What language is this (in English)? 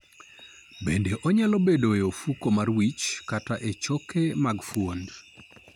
Luo (Kenya and Tanzania)